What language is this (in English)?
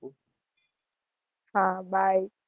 Gujarati